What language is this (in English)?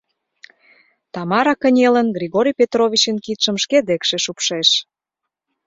Mari